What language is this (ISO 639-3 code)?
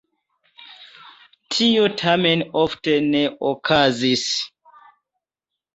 epo